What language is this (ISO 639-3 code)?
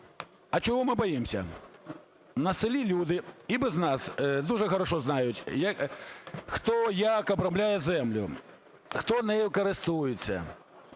ukr